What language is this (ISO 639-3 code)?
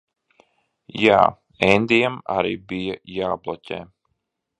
lav